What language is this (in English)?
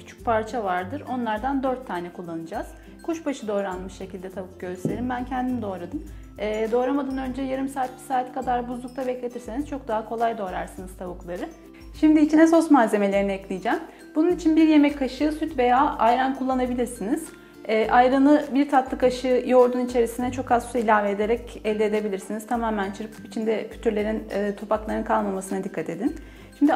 Turkish